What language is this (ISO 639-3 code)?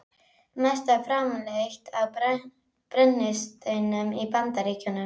isl